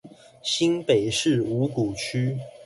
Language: Chinese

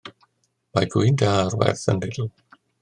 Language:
Welsh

